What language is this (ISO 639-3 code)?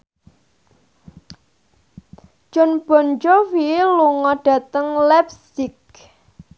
jav